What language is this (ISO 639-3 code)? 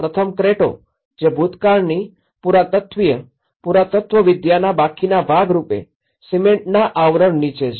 guj